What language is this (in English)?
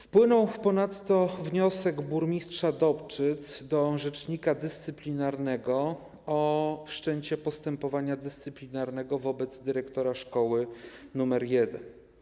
Polish